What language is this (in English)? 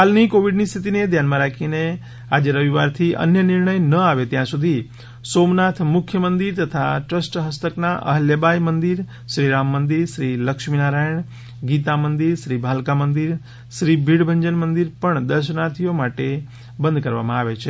Gujarati